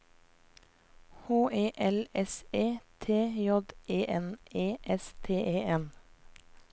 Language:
Norwegian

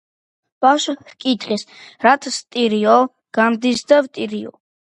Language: Georgian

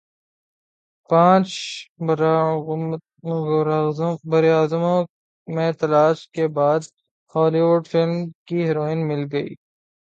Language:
Urdu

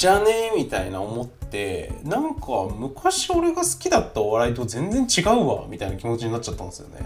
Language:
Japanese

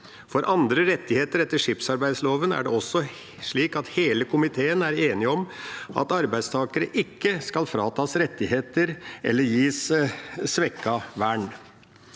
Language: Norwegian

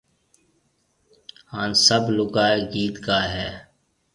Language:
Marwari (Pakistan)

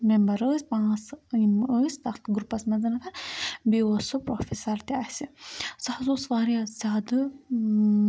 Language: Kashmiri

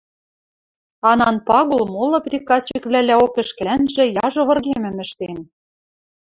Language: Western Mari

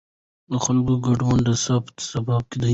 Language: Pashto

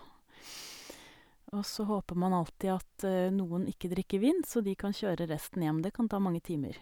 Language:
Norwegian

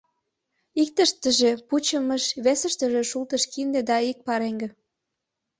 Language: Mari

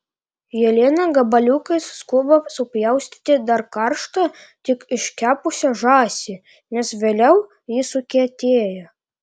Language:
Lithuanian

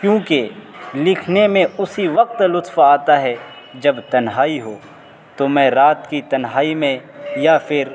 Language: Urdu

